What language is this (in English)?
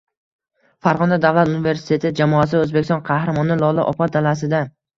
Uzbek